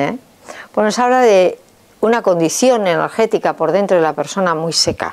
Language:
Spanish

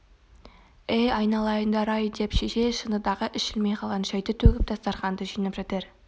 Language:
Kazakh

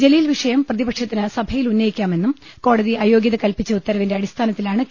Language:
Malayalam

